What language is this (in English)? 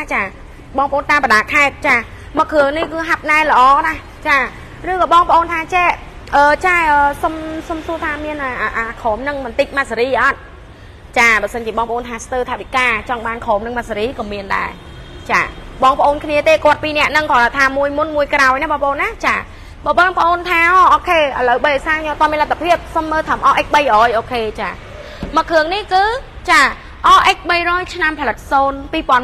Thai